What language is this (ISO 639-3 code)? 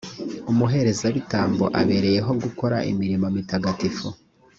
kin